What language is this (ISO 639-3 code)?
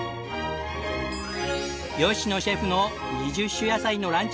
jpn